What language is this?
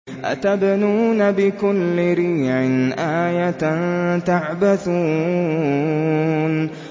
Arabic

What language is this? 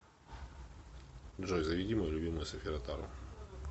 Russian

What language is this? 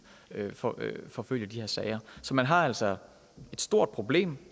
Danish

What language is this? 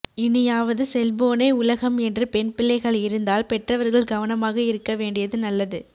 Tamil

